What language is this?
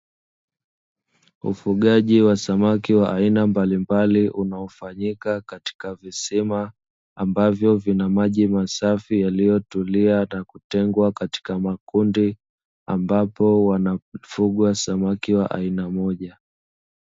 Swahili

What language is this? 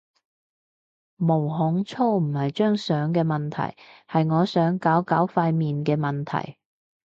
Cantonese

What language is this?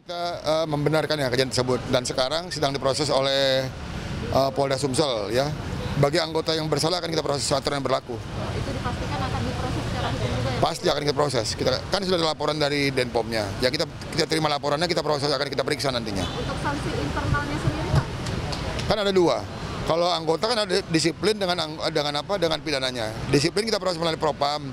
Indonesian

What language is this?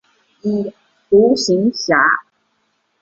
Chinese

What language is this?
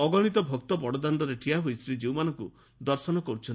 Odia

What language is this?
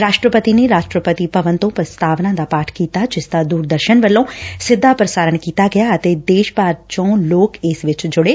Punjabi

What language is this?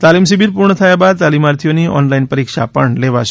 Gujarati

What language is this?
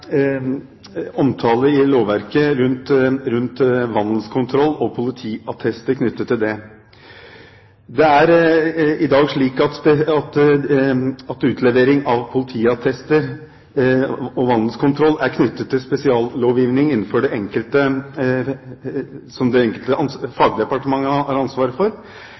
Norwegian Bokmål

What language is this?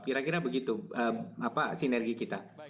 Indonesian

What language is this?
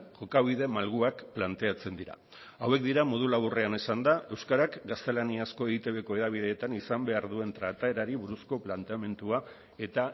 Basque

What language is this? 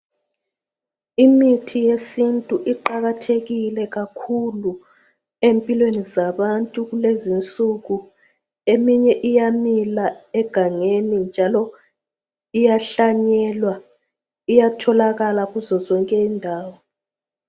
North Ndebele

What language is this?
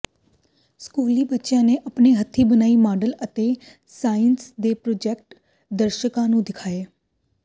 Punjabi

